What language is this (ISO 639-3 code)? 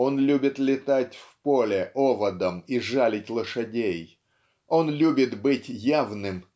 rus